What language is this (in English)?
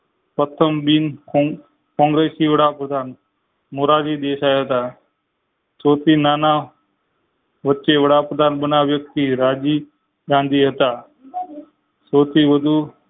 Gujarati